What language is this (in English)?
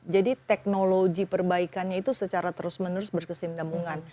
Indonesian